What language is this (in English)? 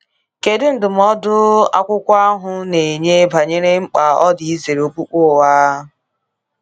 Igbo